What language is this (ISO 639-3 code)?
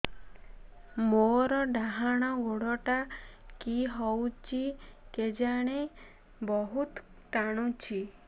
ori